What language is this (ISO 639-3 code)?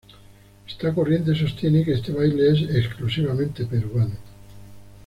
spa